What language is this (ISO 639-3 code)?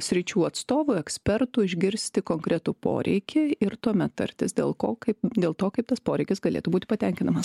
lit